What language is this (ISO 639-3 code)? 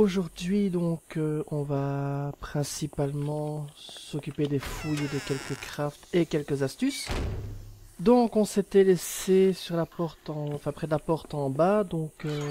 fra